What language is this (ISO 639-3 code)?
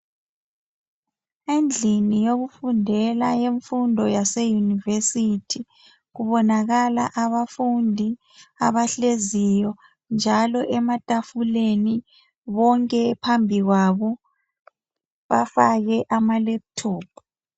nde